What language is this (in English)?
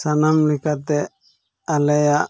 Santali